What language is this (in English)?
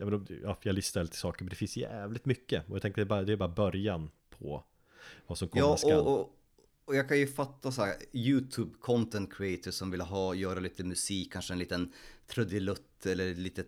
Swedish